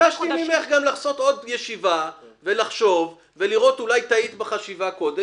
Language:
Hebrew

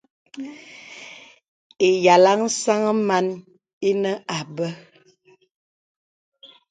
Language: Bebele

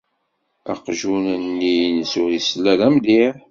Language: Kabyle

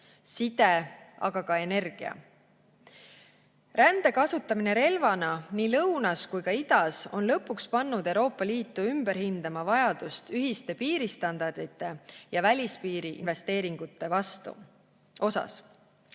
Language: Estonian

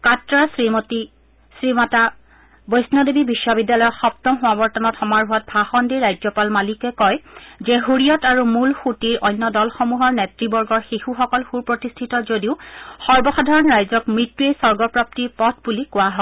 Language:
Assamese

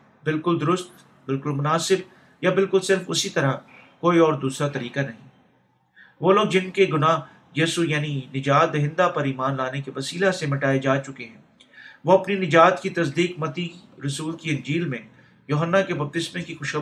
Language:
Urdu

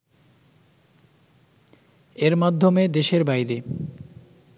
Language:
Bangla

